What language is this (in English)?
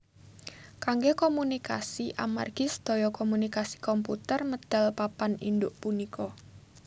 Javanese